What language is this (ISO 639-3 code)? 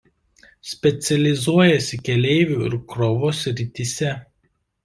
lit